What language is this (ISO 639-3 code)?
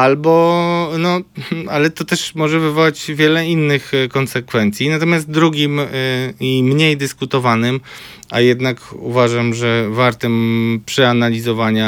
pol